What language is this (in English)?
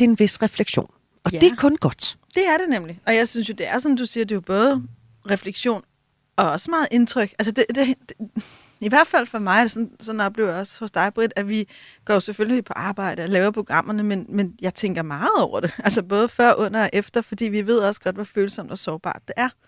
Danish